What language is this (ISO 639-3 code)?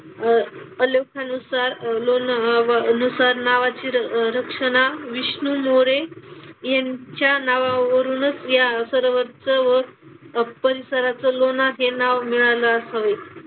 mar